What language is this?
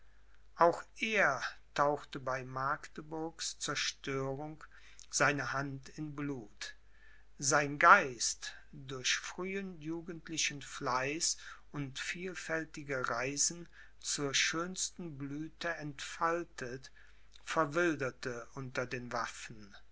German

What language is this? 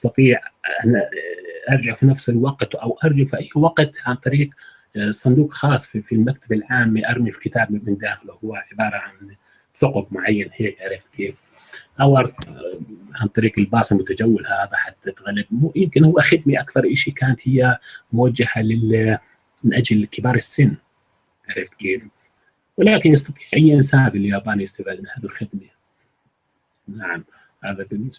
Arabic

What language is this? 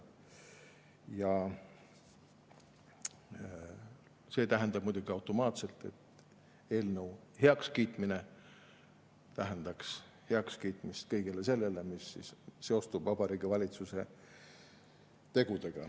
Estonian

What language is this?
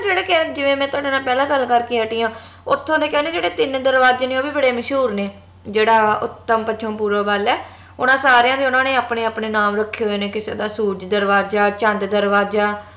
Punjabi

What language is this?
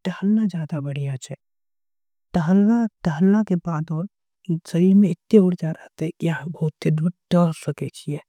Angika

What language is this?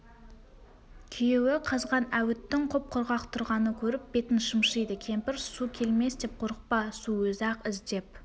Kazakh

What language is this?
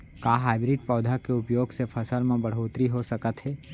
Chhattisgarhi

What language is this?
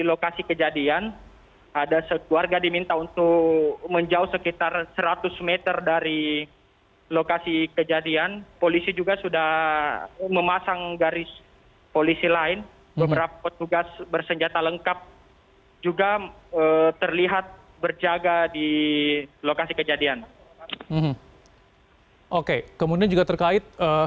Indonesian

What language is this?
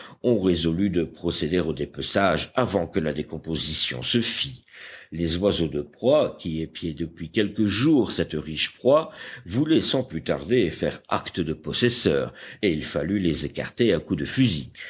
French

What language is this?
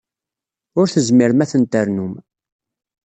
Kabyle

